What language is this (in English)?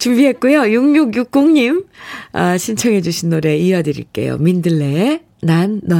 Korean